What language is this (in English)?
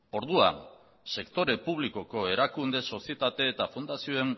Basque